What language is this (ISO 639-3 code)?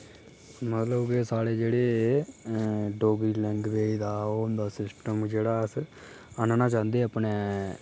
doi